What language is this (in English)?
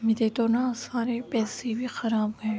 Urdu